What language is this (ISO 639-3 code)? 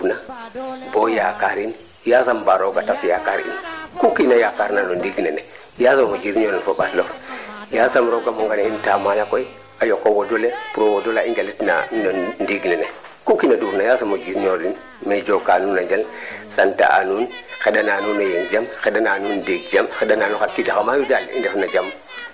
srr